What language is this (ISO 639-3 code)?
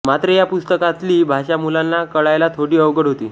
mar